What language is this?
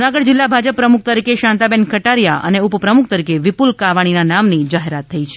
Gujarati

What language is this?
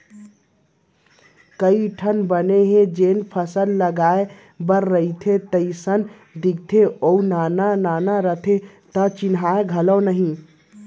Chhattisgarhi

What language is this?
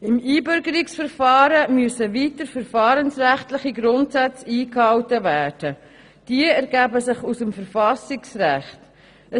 Swiss German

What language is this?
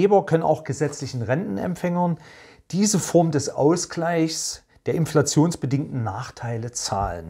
German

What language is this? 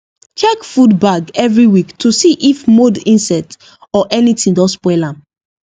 Nigerian Pidgin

